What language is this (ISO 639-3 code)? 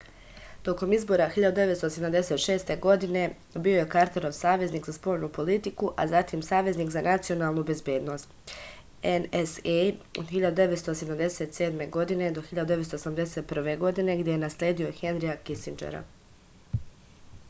srp